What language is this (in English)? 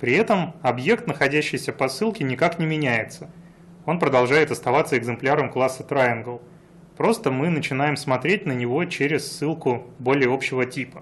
Russian